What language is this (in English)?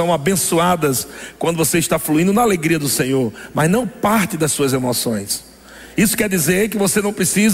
Portuguese